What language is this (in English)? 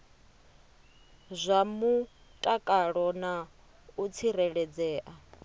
Venda